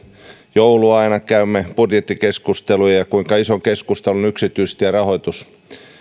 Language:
Finnish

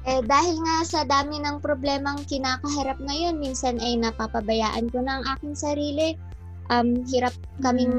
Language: Filipino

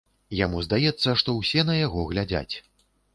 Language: Belarusian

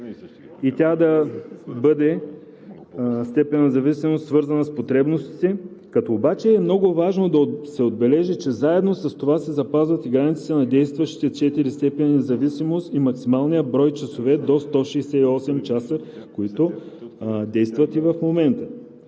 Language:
Bulgarian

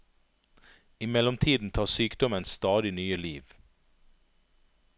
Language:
Norwegian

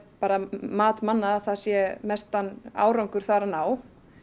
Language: Icelandic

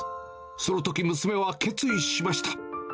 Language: Japanese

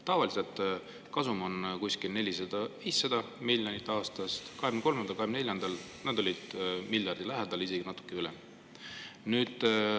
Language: Estonian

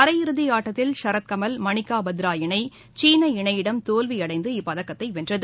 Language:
Tamil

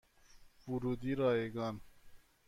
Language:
Persian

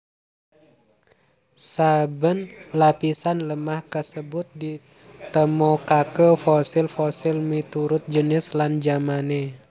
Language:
Javanese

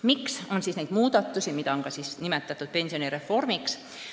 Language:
Estonian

